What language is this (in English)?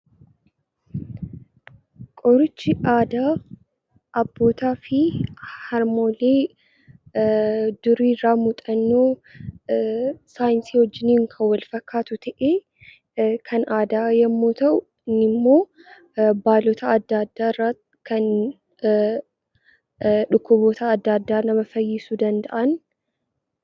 Oromo